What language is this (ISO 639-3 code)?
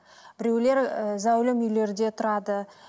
kaz